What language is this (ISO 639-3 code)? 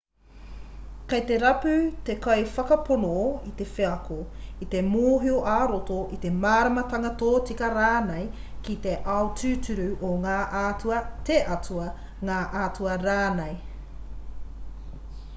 mri